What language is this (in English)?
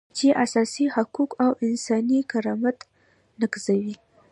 Pashto